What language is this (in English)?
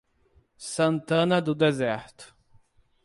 Portuguese